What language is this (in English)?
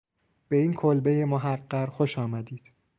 Persian